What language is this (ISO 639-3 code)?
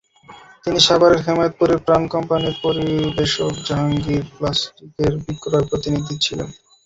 ben